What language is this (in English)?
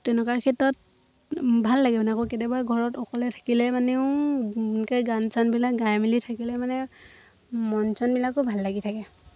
Assamese